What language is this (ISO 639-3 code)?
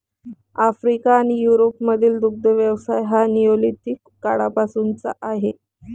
mar